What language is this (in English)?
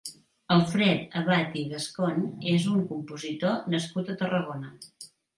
Catalan